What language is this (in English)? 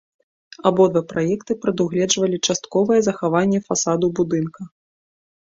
Belarusian